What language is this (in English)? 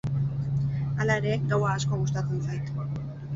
Basque